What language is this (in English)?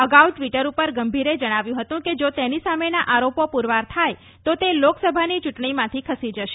Gujarati